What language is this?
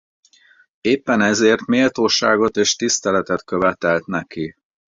Hungarian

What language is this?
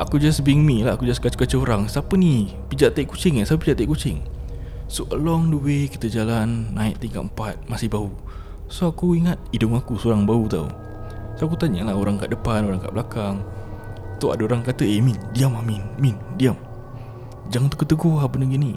Malay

